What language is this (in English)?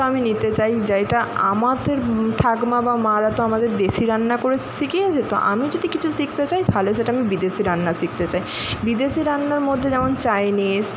Bangla